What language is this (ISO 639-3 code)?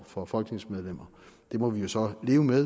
dan